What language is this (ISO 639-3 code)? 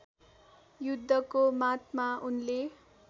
nep